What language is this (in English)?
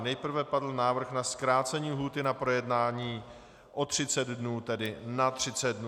Czech